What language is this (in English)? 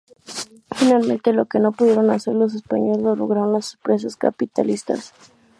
Spanish